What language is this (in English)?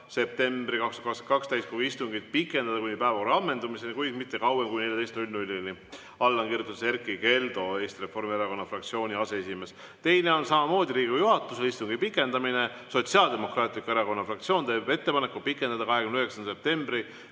Estonian